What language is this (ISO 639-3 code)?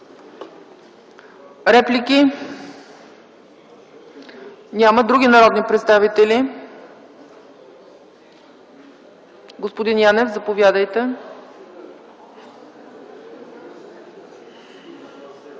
bul